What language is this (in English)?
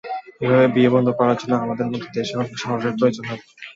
Bangla